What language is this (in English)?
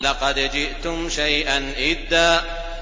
Arabic